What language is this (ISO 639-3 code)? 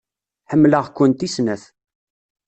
kab